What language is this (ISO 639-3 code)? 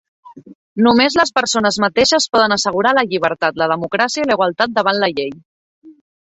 cat